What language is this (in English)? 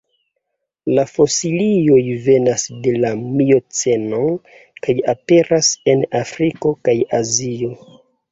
Esperanto